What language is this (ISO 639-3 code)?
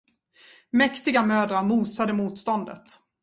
swe